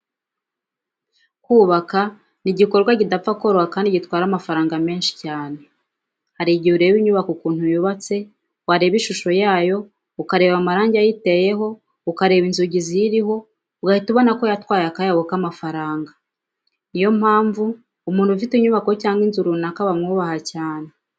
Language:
Kinyarwanda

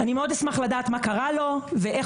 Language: Hebrew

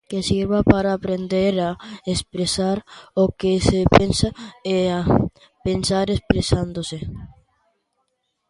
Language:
Galician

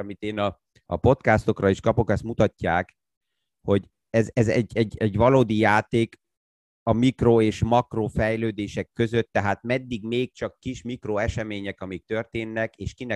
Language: Hungarian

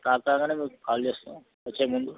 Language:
Telugu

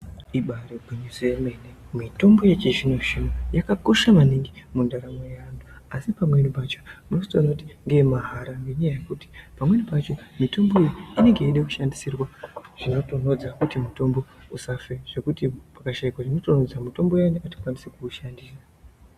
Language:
Ndau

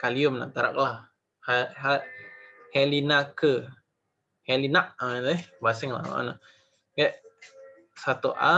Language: Indonesian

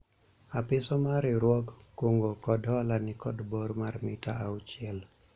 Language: Luo (Kenya and Tanzania)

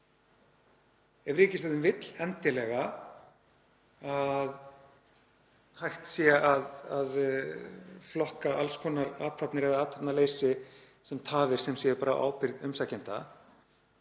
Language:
Icelandic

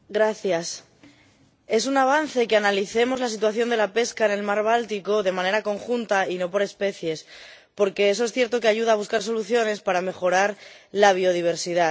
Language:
Spanish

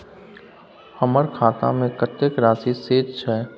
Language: Maithili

